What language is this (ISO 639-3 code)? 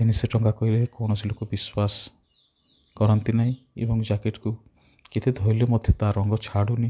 ori